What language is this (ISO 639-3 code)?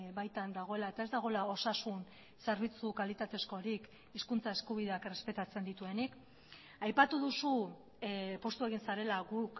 eus